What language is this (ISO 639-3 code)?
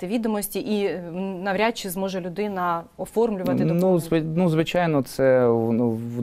ukr